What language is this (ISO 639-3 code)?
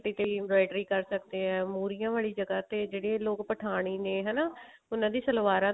pan